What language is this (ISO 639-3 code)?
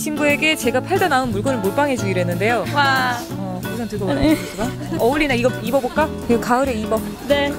kor